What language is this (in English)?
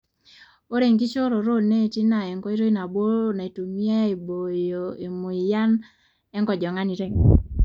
Masai